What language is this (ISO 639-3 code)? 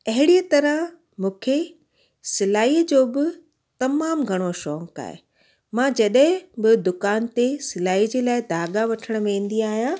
snd